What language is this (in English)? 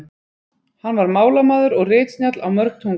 Icelandic